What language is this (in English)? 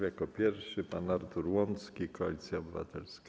Polish